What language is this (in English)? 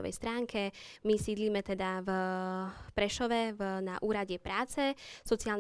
Slovak